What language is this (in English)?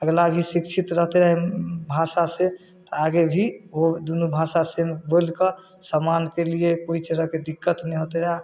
Maithili